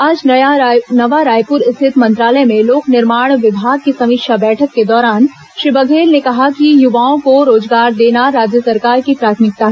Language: Hindi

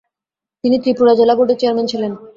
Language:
Bangla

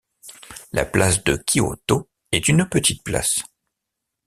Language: French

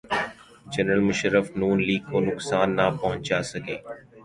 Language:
Urdu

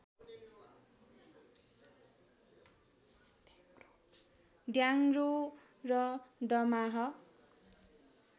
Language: Nepali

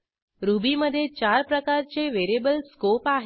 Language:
Marathi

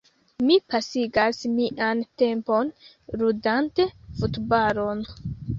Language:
Esperanto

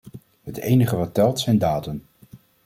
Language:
Dutch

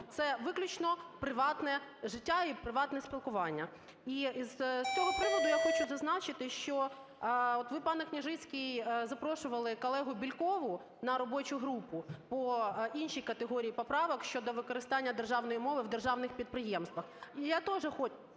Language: Ukrainian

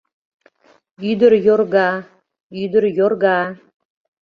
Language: Mari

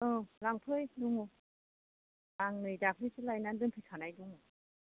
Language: Bodo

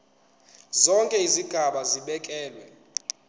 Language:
Zulu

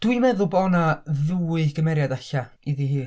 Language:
Welsh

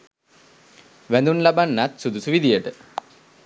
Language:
Sinhala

